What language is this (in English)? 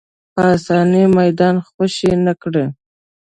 Pashto